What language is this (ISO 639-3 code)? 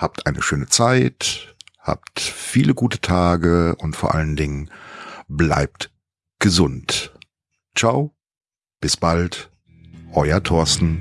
deu